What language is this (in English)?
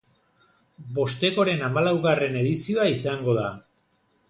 Basque